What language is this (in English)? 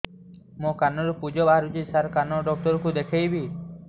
Odia